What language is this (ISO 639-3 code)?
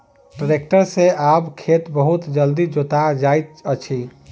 mai